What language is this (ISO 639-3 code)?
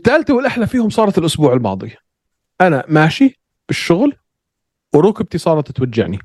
ara